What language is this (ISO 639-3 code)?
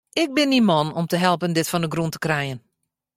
fry